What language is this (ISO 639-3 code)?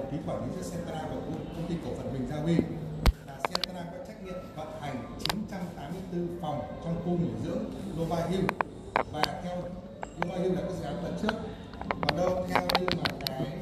vie